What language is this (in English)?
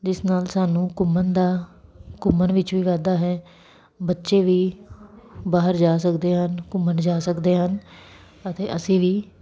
Punjabi